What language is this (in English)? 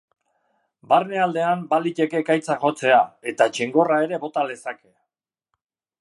Basque